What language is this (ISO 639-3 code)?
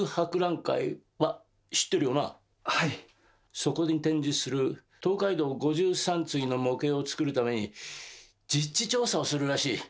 jpn